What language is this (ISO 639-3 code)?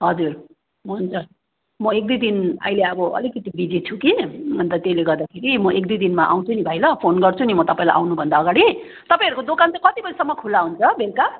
nep